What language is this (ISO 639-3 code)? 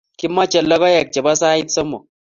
kln